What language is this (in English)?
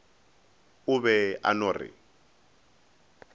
Northern Sotho